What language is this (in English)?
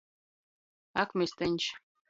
Latgalian